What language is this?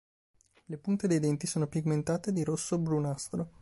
Italian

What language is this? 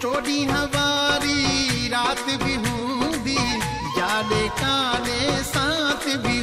Hindi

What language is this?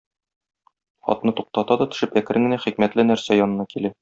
Tatar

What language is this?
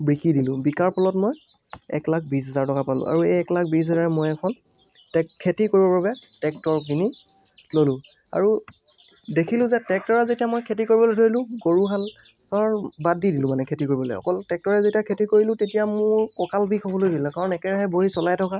Assamese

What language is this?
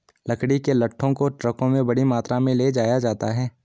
Hindi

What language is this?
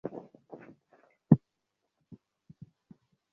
Bangla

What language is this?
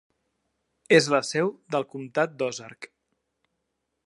Catalan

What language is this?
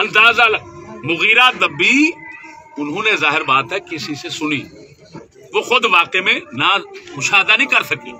Hindi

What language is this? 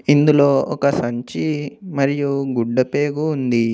Telugu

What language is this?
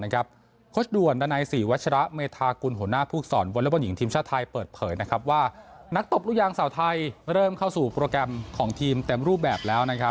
Thai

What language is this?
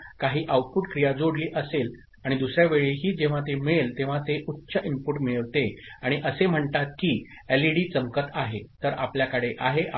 Marathi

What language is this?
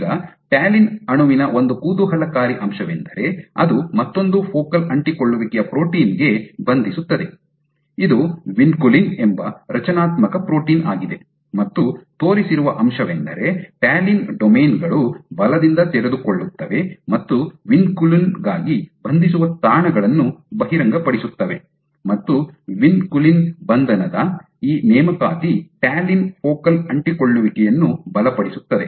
Kannada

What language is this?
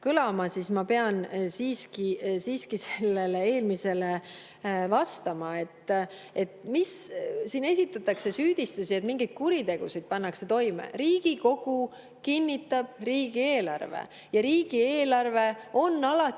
Estonian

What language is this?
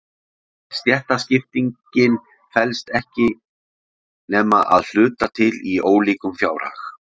Icelandic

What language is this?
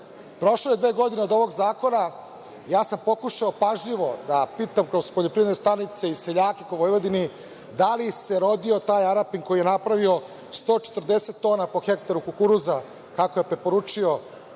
Serbian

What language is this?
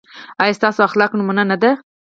Pashto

